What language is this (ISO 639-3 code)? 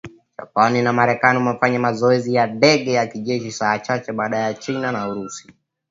swa